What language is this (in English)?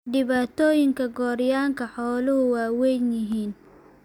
Somali